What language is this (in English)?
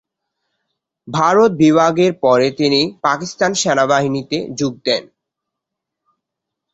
Bangla